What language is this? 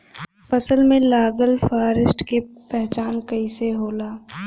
Bhojpuri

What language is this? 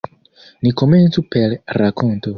Esperanto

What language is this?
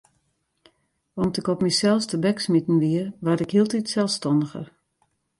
Western Frisian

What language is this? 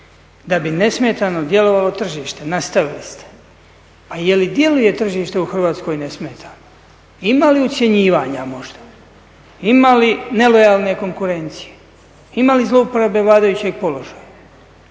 Croatian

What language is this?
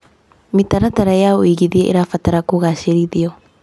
Kikuyu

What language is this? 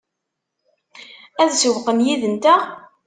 Kabyle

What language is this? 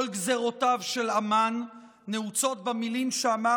Hebrew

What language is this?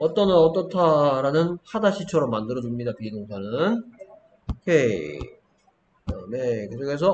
Korean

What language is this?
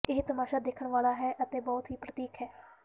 Punjabi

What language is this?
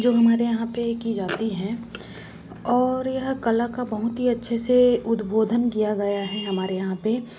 Hindi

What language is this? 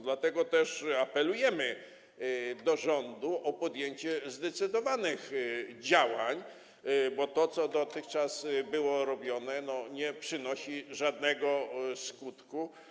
Polish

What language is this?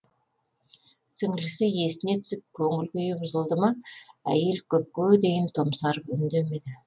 Kazakh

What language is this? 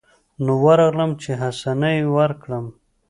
Pashto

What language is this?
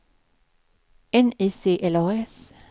Swedish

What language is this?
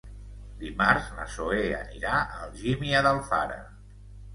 Catalan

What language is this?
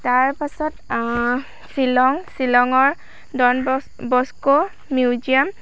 Assamese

